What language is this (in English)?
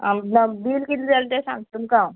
Konkani